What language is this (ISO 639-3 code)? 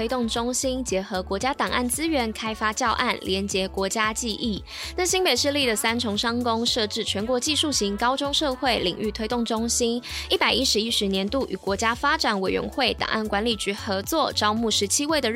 zho